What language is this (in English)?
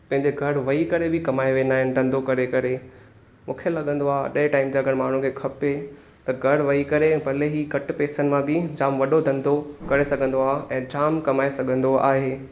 Sindhi